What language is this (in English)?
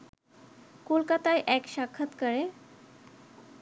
Bangla